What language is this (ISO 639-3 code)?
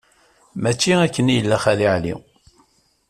kab